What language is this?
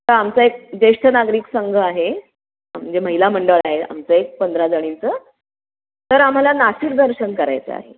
Marathi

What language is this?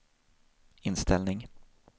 Swedish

